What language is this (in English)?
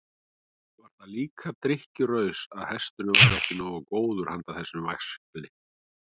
Icelandic